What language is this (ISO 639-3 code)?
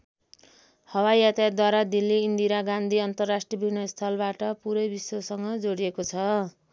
nep